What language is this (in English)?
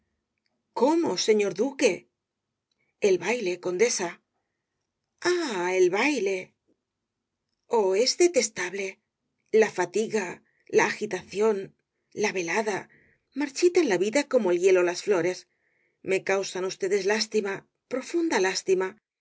Spanish